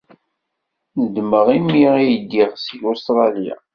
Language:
Kabyle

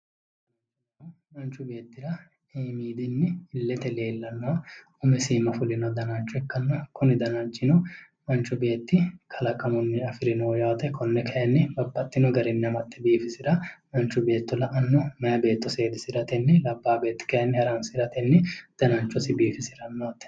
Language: Sidamo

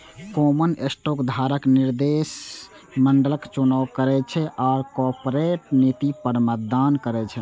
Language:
Maithili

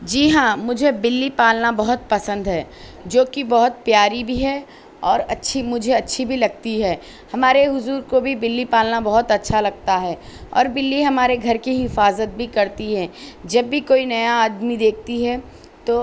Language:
Urdu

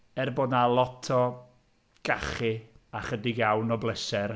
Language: Welsh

